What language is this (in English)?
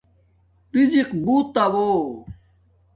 Domaaki